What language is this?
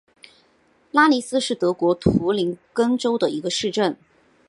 Chinese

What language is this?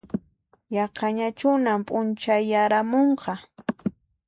Puno Quechua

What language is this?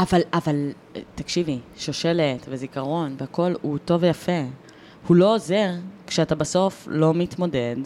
Hebrew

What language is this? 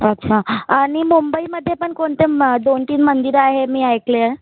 Marathi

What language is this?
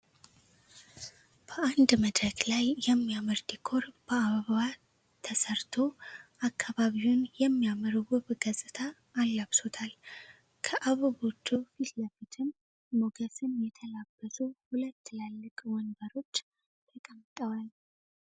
Amharic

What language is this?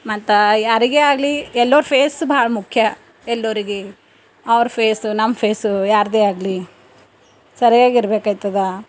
Kannada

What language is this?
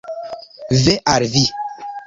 Esperanto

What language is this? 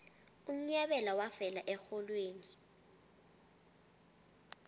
South Ndebele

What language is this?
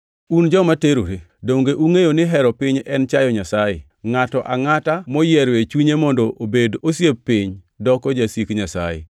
Luo (Kenya and Tanzania)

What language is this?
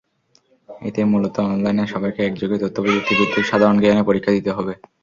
Bangla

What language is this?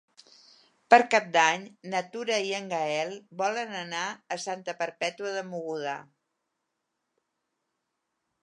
Catalan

